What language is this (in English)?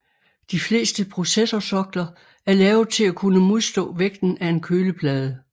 Danish